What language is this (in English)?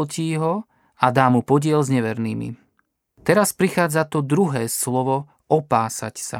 Slovak